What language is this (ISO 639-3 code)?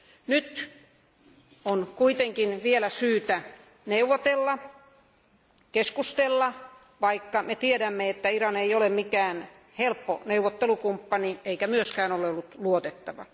fin